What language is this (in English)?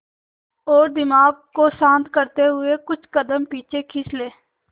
Hindi